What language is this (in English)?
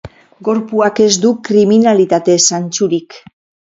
Basque